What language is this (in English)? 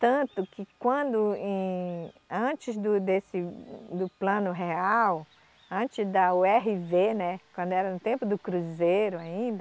Portuguese